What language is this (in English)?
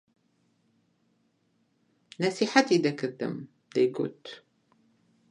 Central Kurdish